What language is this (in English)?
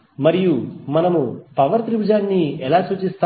Telugu